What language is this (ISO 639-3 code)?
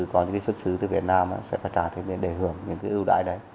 vie